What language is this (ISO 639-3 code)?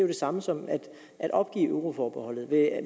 dan